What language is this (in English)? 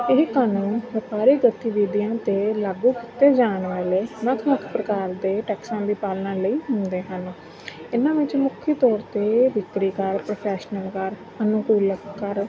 Punjabi